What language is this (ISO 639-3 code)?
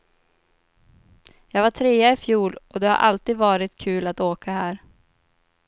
swe